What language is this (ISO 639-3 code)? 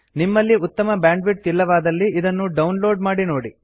kan